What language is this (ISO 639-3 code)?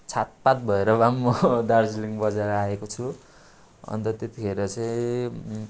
nep